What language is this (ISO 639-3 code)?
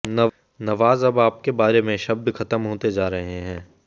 hin